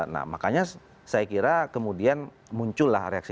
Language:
Indonesian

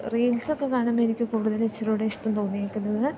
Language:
Malayalam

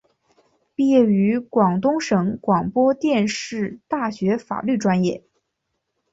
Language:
Chinese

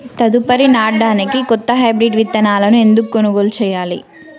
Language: Telugu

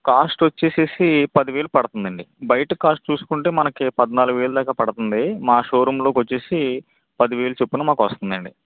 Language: Telugu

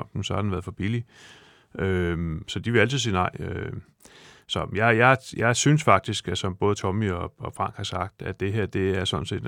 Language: Danish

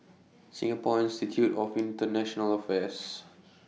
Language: English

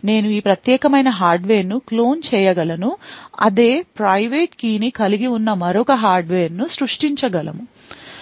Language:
Telugu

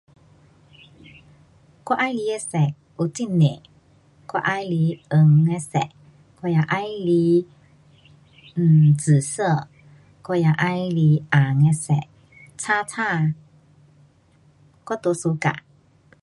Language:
Pu-Xian Chinese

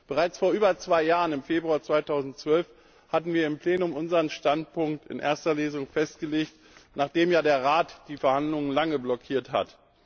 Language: German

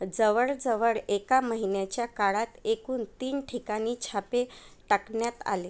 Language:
Marathi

